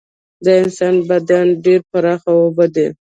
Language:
Pashto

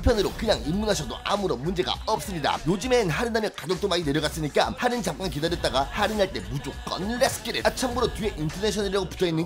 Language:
Korean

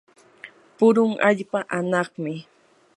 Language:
Yanahuanca Pasco Quechua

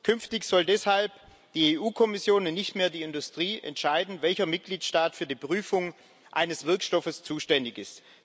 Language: German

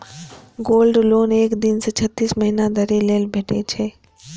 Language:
Maithili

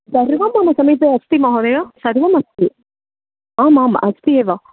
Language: Sanskrit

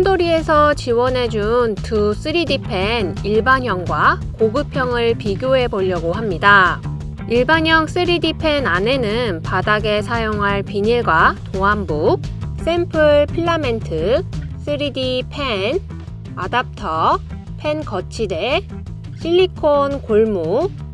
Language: Korean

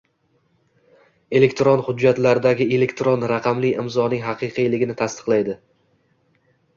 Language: Uzbek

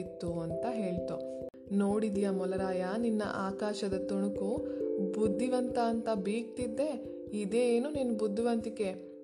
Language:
Kannada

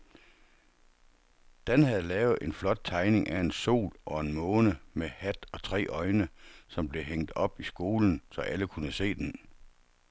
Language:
Danish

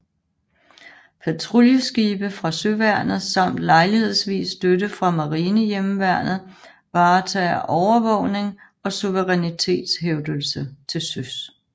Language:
Danish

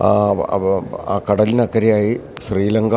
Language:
Malayalam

